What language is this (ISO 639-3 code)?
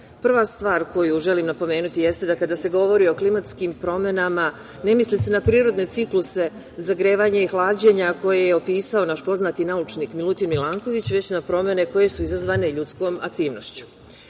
srp